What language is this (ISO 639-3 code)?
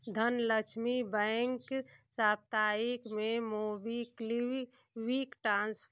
hin